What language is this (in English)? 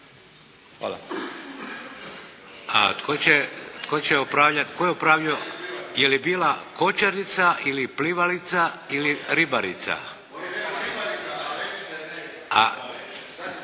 Croatian